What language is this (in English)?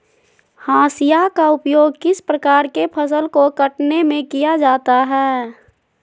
Magahi